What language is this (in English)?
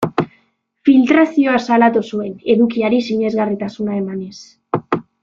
Basque